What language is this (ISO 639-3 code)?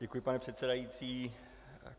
ces